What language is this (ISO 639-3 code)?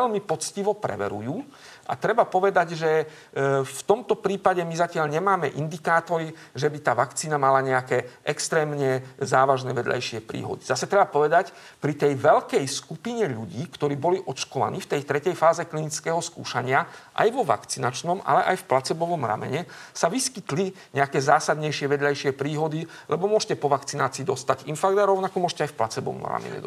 slk